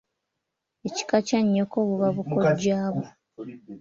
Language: Ganda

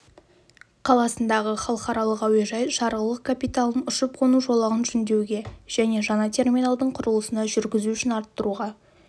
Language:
Kazakh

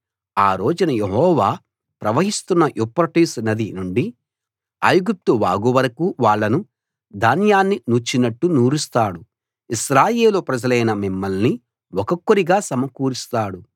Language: Telugu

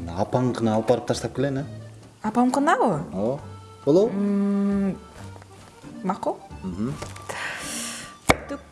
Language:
Spanish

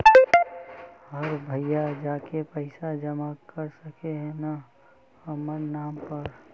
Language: Magahi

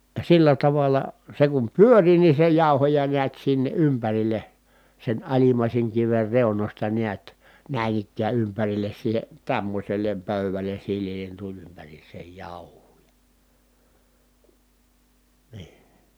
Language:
Finnish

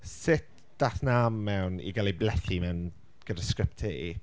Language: Welsh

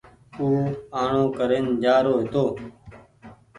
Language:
Goaria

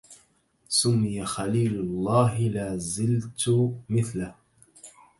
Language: Arabic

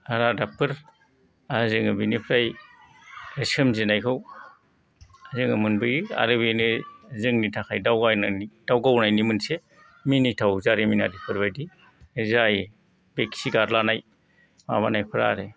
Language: Bodo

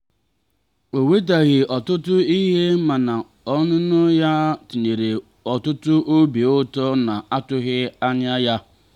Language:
Igbo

